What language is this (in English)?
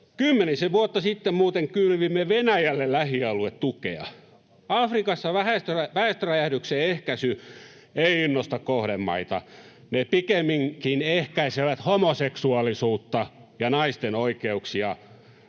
Finnish